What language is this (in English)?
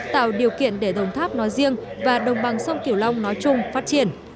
Vietnamese